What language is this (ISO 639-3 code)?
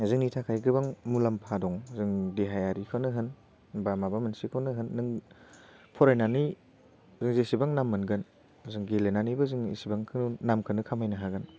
brx